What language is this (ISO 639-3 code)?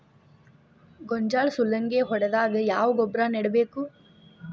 kan